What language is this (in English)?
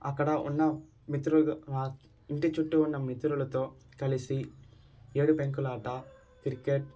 Telugu